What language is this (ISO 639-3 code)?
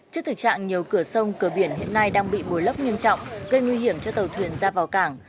vie